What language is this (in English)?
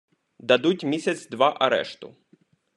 Ukrainian